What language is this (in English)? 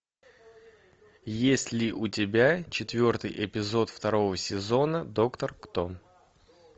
Russian